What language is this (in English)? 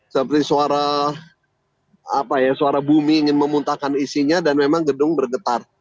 Indonesian